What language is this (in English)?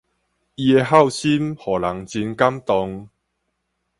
Min Nan Chinese